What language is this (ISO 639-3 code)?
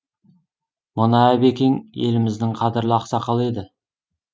kaz